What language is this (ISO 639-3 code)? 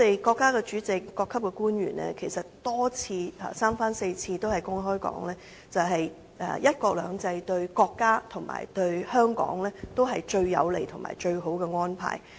yue